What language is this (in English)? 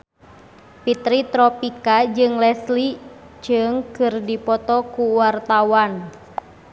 Sundanese